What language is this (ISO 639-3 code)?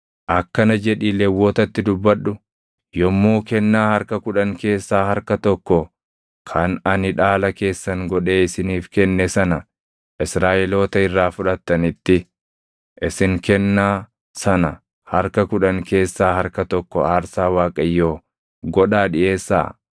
orm